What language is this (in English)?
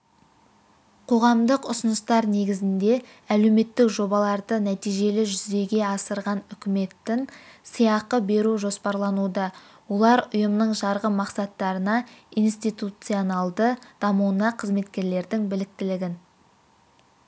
Kazakh